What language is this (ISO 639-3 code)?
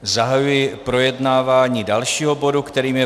ces